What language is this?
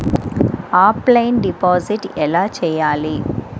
Telugu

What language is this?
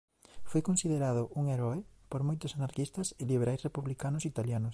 Galician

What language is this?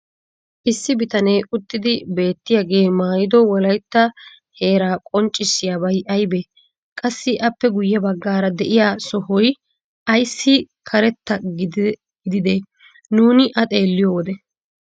Wolaytta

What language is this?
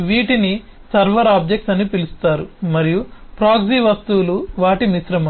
Telugu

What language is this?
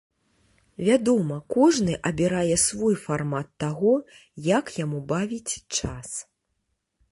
Belarusian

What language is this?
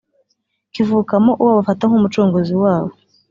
Kinyarwanda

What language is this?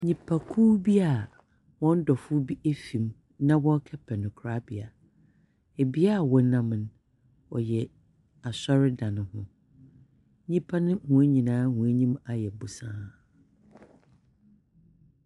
Akan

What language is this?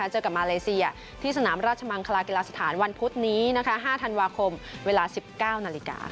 Thai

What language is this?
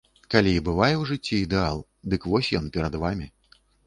Belarusian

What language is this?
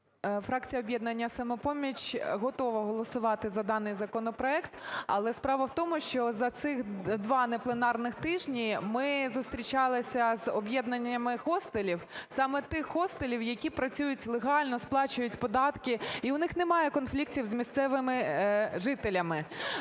Ukrainian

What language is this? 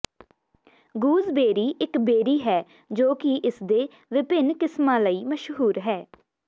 Punjabi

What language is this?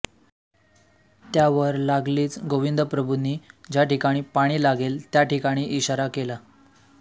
Marathi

